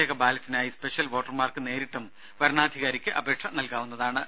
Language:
Malayalam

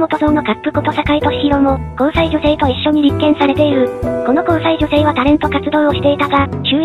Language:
Japanese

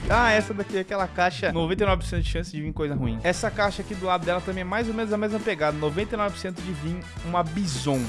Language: Portuguese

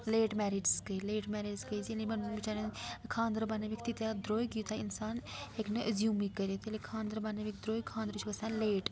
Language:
Kashmiri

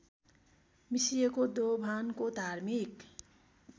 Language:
Nepali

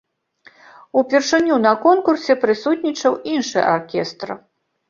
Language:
Belarusian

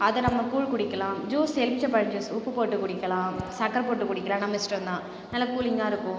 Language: Tamil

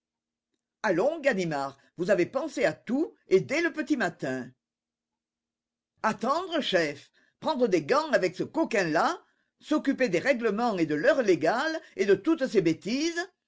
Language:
French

